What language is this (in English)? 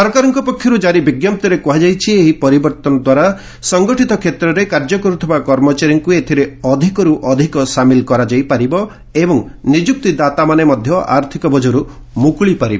Odia